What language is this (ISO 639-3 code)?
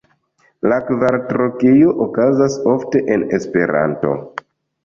epo